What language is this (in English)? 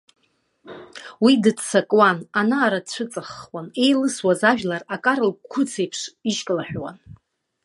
Abkhazian